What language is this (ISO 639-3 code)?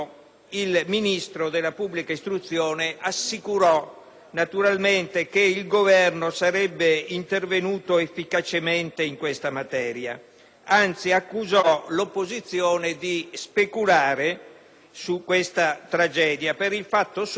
ita